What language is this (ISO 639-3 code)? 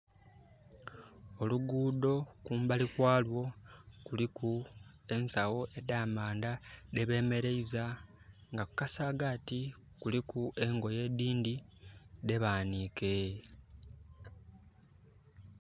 xog